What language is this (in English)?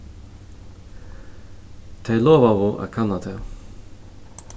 Faroese